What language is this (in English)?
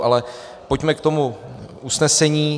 Czech